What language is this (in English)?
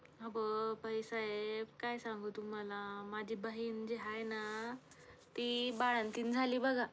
Marathi